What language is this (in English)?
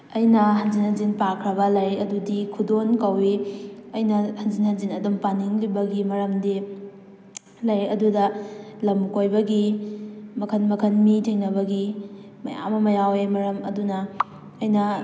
Manipuri